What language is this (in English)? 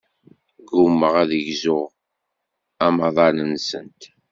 Kabyle